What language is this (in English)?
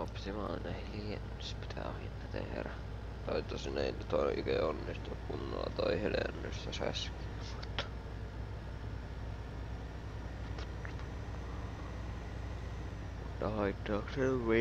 Finnish